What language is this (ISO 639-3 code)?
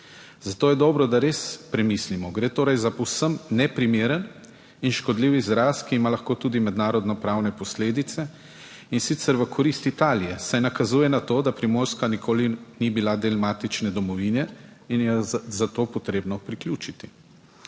slv